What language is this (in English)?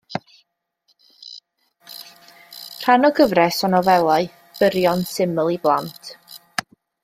Welsh